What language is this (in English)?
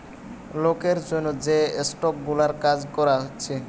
Bangla